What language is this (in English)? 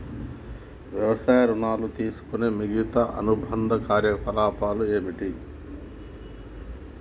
Telugu